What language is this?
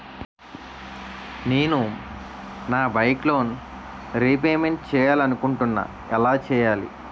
Telugu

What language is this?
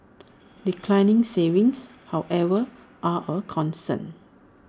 English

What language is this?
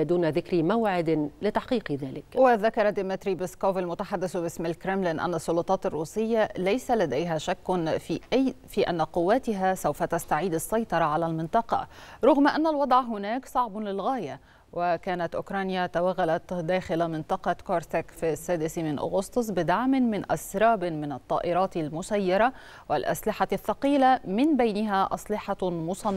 Arabic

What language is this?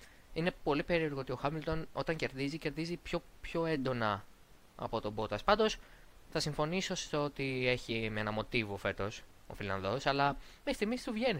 Greek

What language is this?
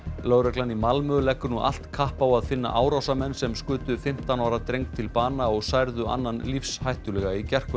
Icelandic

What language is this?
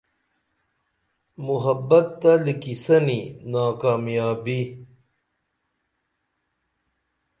Dameli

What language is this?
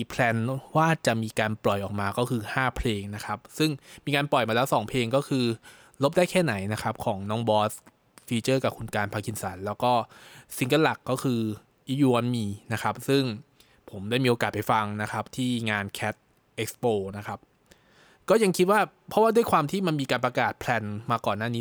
Thai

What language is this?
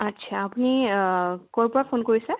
Assamese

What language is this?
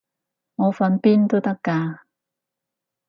Cantonese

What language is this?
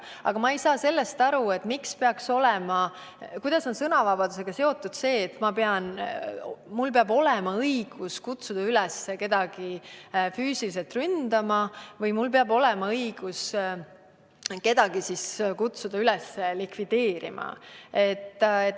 Estonian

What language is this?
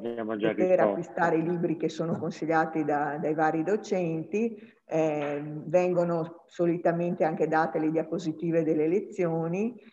Italian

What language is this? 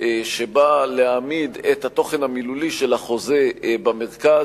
Hebrew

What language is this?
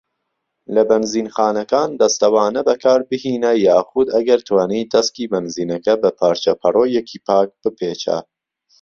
Central Kurdish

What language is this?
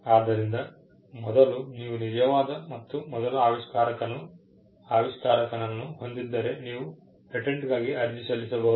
Kannada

